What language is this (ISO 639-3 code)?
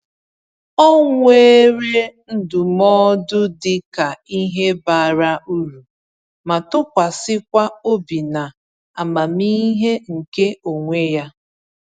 ibo